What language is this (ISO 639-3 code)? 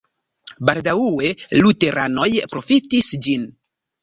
epo